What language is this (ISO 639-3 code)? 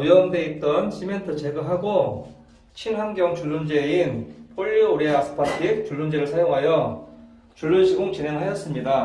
kor